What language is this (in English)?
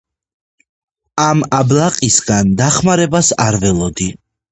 Georgian